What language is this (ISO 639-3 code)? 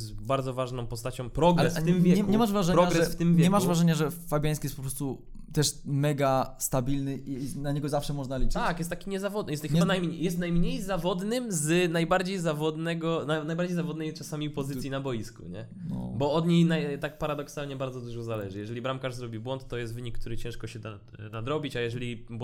pol